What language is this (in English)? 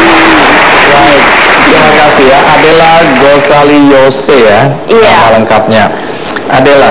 Indonesian